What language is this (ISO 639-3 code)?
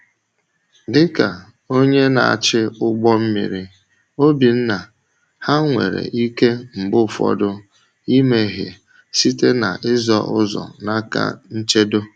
ibo